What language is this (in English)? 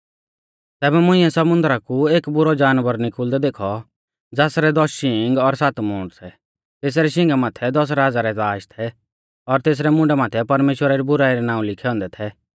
Mahasu Pahari